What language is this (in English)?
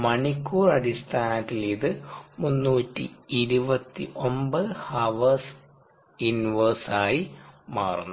Malayalam